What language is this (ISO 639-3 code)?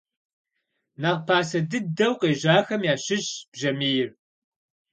kbd